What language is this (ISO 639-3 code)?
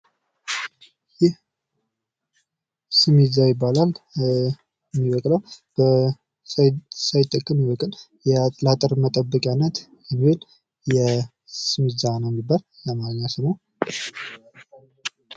amh